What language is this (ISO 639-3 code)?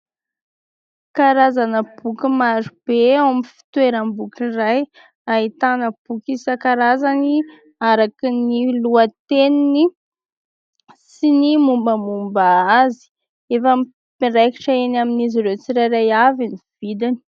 mlg